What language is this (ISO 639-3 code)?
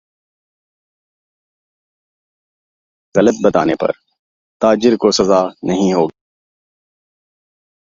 urd